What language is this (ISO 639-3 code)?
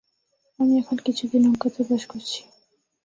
ben